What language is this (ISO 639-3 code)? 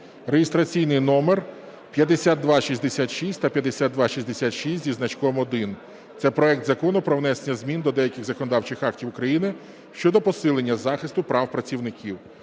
ukr